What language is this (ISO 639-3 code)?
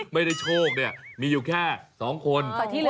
tha